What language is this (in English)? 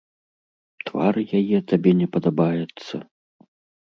Belarusian